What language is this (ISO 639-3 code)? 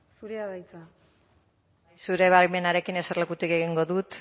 eus